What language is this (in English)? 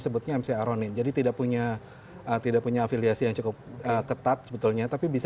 Indonesian